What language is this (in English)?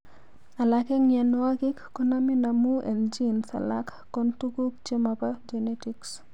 Kalenjin